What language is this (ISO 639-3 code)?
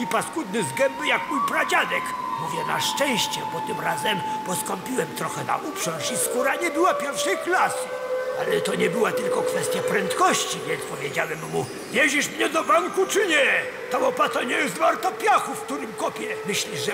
pol